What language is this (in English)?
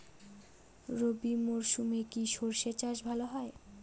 Bangla